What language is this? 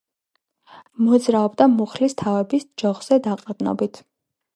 Georgian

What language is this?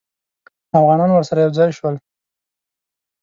Pashto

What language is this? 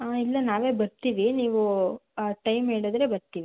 Kannada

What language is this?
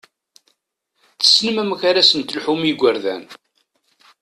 Kabyle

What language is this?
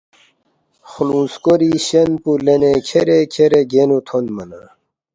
Balti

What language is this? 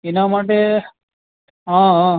Gujarati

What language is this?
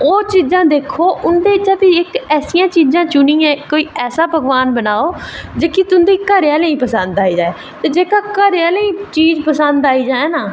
Dogri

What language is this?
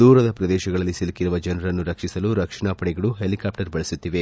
Kannada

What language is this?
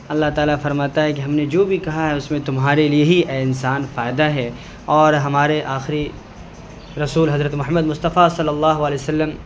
Urdu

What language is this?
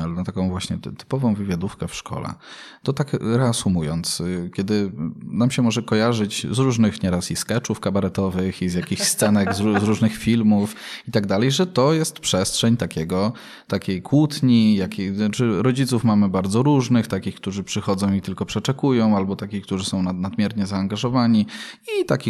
Polish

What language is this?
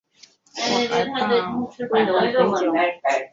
Chinese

